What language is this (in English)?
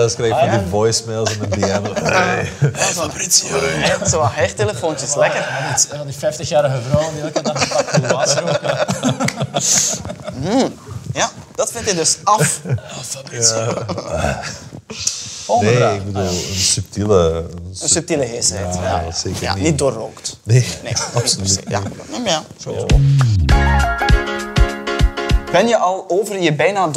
Dutch